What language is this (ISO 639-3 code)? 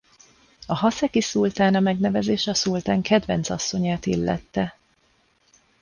hun